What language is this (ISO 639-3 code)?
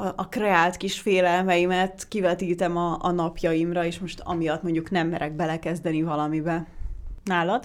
hun